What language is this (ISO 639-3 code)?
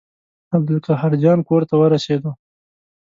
pus